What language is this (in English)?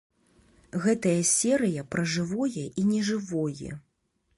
Belarusian